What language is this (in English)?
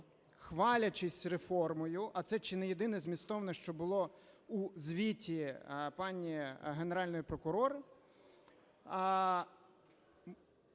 Ukrainian